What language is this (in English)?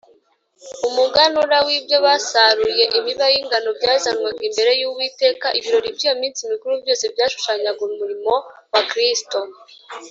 Kinyarwanda